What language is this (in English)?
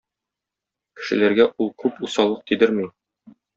Tatar